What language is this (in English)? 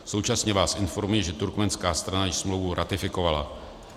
Czech